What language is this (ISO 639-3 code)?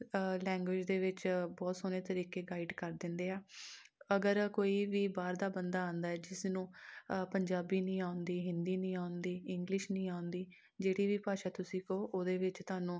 pan